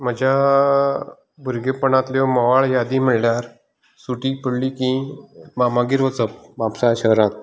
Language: Konkani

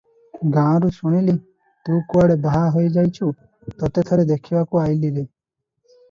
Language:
Odia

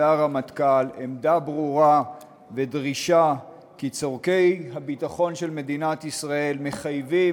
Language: Hebrew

